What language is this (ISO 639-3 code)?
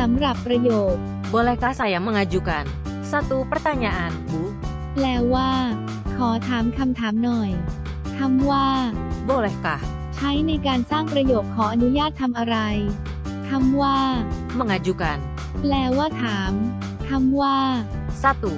tha